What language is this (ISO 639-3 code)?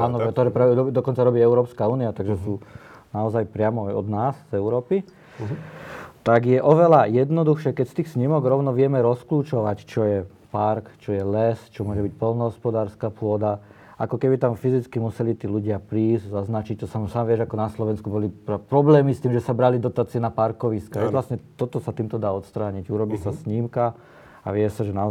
slk